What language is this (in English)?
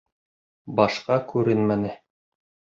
Bashkir